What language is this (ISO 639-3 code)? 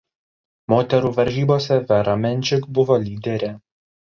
lit